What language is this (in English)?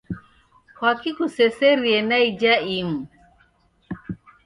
Taita